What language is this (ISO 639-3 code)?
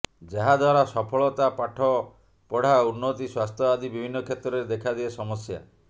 ori